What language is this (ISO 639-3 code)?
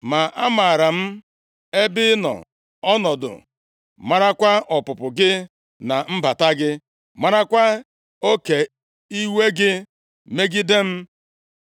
ibo